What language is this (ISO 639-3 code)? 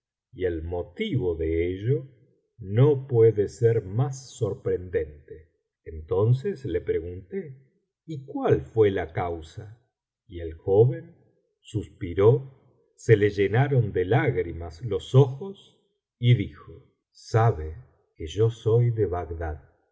spa